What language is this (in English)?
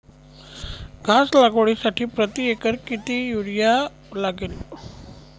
Marathi